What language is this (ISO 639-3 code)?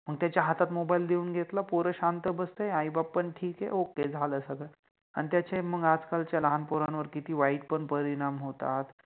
mar